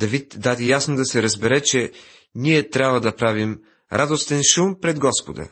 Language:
Bulgarian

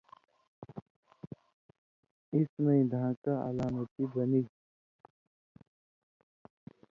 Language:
Indus Kohistani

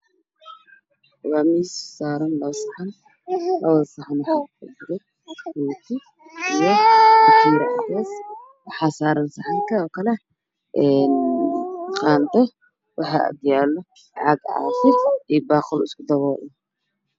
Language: Somali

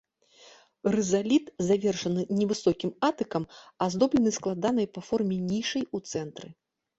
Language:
Belarusian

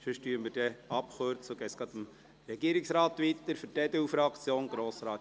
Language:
Swiss German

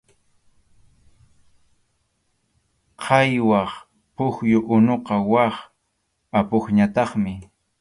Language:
Arequipa-La Unión Quechua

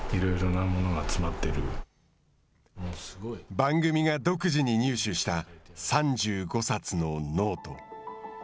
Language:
Japanese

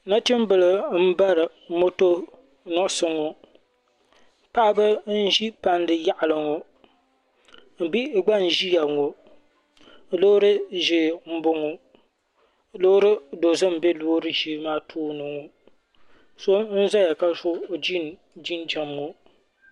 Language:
Dagbani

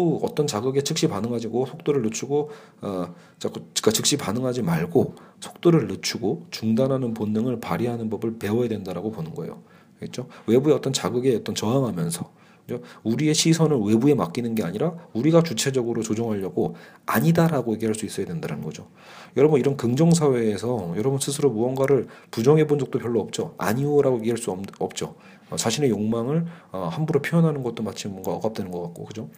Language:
Korean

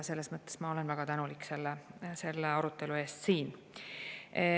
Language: Estonian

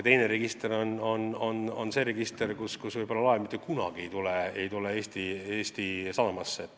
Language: Estonian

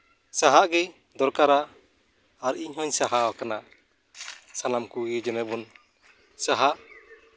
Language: Santali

